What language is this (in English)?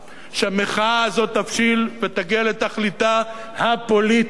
Hebrew